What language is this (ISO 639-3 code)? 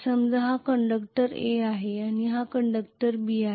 mar